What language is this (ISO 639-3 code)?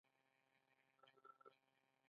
pus